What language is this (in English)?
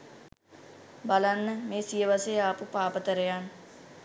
Sinhala